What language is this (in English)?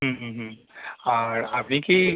Bangla